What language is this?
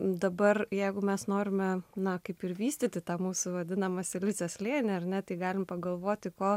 Lithuanian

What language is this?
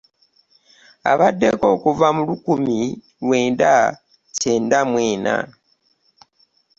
Ganda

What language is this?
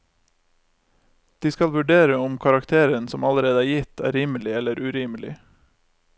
Norwegian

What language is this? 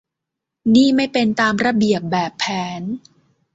Thai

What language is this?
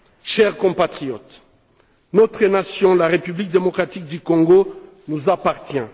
French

